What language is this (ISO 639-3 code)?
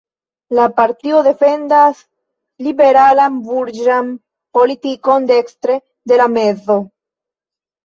epo